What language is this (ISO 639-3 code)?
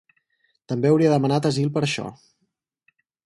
cat